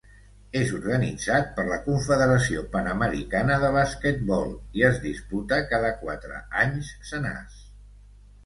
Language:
Catalan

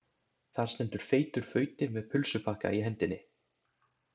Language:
Icelandic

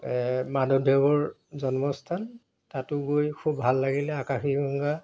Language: Assamese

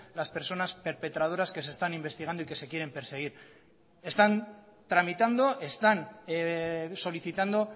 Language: Spanish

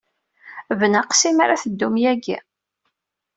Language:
Kabyle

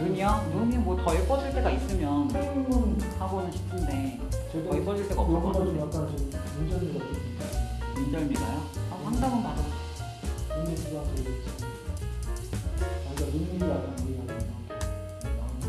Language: Korean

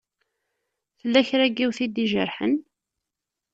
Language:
Kabyle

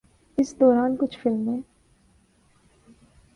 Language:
Urdu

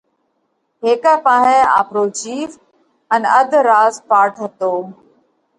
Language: Parkari Koli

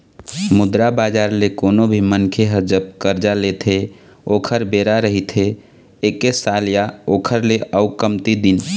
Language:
Chhattisgarhi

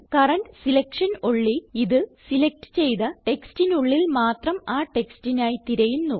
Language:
Malayalam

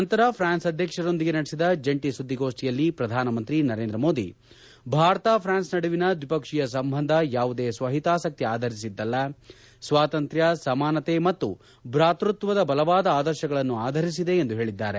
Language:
Kannada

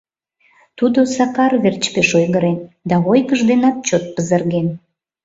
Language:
Mari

